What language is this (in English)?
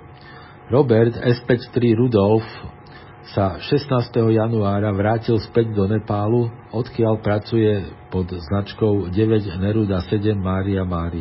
Slovak